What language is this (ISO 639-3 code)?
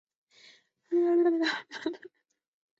zho